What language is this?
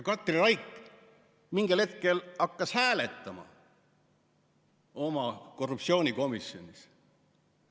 Estonian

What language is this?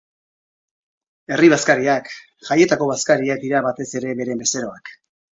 Basque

